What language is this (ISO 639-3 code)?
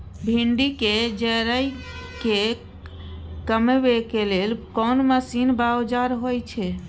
mai